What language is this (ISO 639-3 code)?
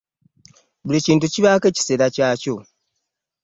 lug